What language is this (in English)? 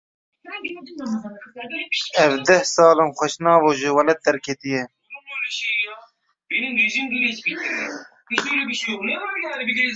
Kurdish